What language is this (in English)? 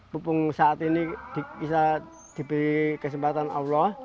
Indonesian